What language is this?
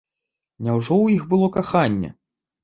Belarusian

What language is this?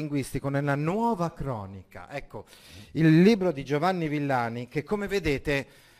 Italian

